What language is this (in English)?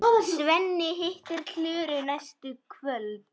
Icelandic